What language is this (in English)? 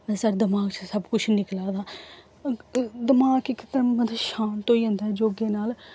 Dogri